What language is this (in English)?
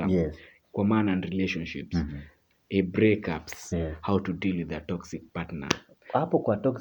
Swahili